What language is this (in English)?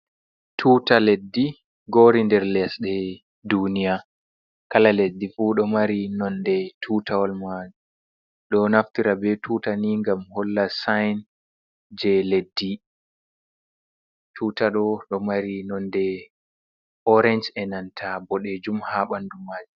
Fula